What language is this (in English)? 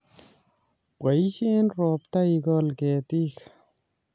Kalenjin